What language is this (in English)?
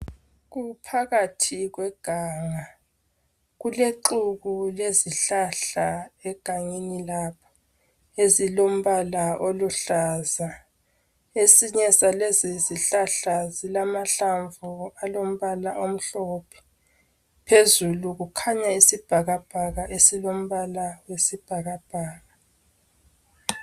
North Ndebele